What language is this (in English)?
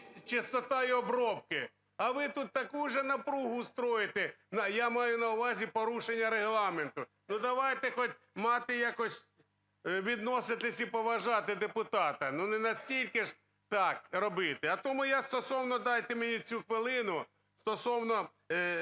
Ukrainian